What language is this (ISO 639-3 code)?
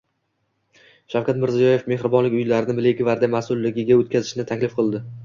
uzb